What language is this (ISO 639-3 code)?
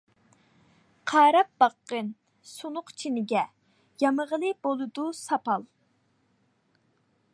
uig